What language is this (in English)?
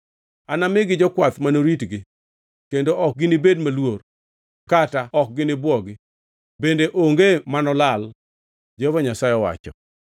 Luo (Kenya and Tanzania)